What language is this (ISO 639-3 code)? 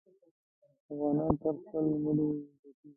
pus